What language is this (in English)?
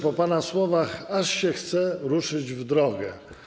Polish